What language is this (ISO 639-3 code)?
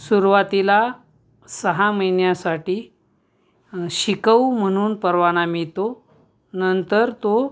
mar